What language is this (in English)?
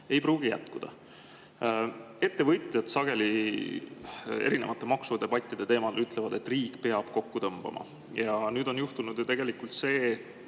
Estonian